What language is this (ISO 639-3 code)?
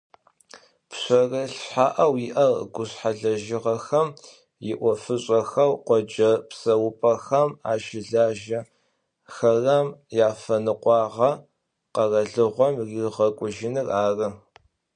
ady